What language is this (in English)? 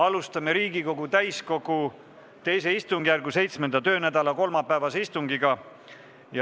Estonian